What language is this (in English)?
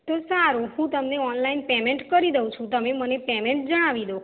Gujarati